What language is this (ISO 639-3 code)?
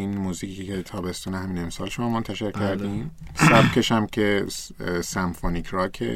fas